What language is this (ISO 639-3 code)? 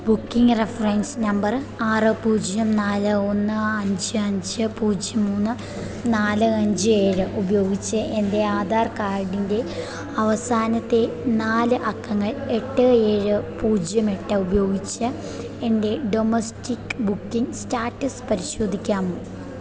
mal